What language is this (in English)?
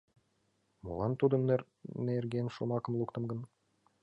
Mari